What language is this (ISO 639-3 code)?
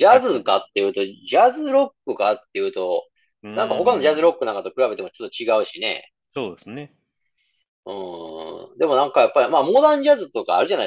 jpn